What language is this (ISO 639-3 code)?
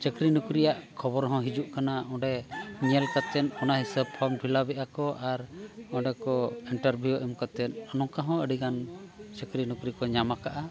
sat